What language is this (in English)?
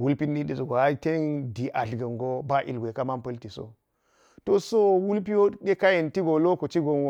Geji